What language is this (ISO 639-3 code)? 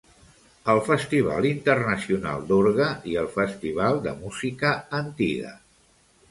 cat